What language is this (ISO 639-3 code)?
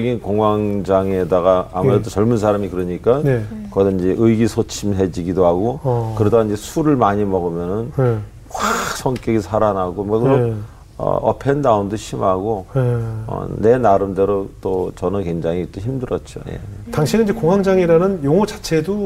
kor